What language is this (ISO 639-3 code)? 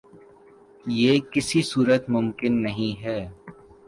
urd